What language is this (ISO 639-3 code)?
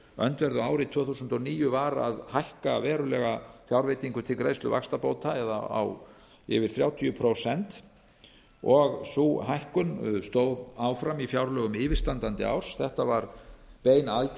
isl